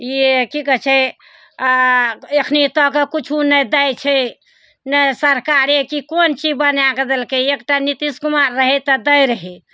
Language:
Maithili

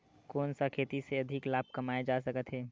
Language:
Chhattisgarhi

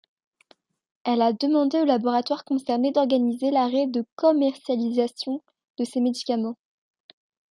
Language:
French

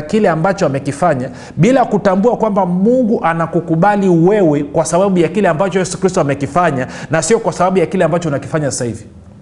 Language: Swahili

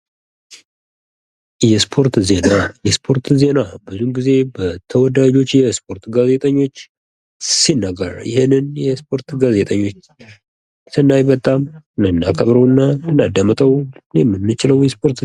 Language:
Amharic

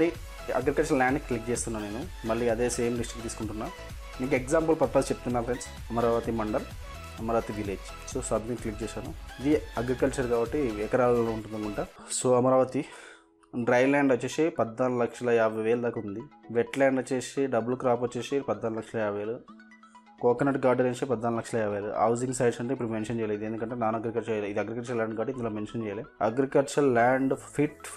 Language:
Telugu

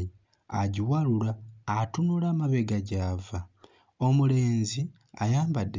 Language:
Ganda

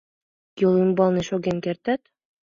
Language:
Mari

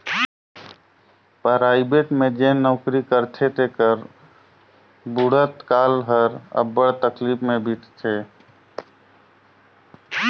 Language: Chhattisgarhi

